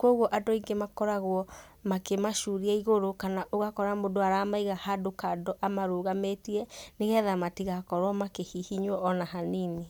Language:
Kikuyu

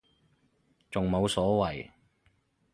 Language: Cantonese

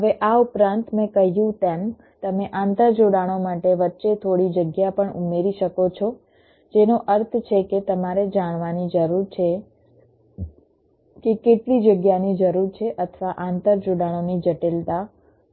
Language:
Gujarati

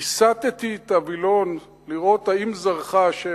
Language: Hebrew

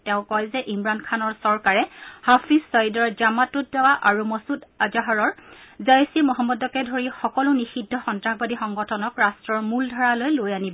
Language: Assamese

